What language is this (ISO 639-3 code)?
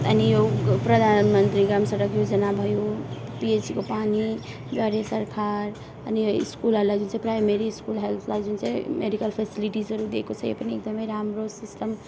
nep